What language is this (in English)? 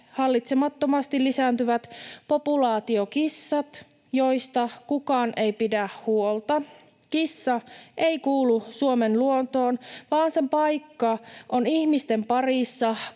Finnish